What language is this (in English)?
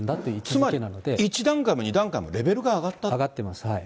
Japanese